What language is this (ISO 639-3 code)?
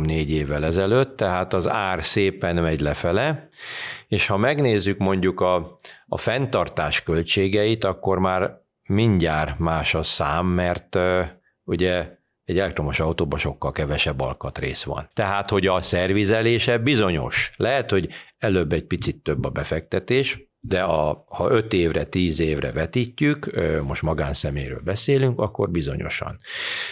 hun